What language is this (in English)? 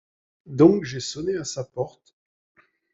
French